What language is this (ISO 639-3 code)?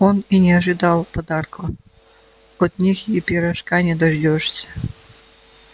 rus